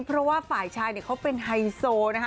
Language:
Thai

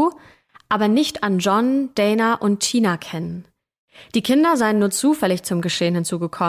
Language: German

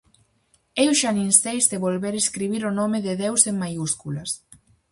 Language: Galician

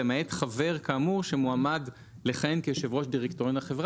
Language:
Hebrew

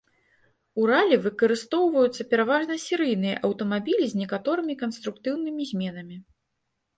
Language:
Belarusian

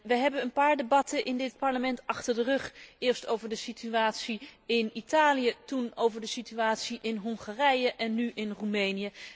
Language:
Dutch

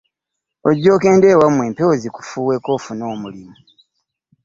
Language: Ganda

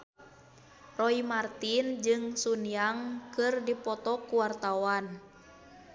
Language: Sundanese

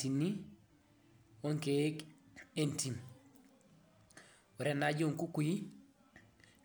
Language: Masai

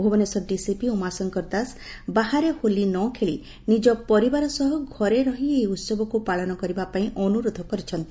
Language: Odia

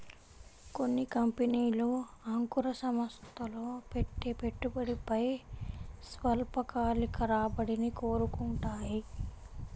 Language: Telugu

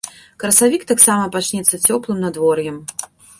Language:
Belarusian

